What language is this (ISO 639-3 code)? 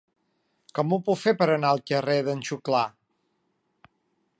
cat